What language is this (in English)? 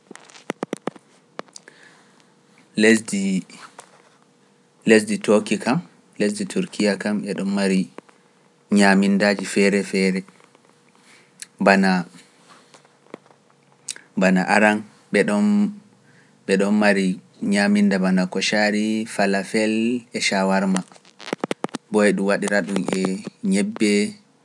Pular